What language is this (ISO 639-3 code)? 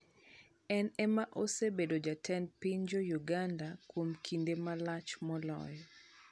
luo